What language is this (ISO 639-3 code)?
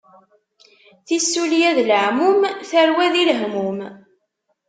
kab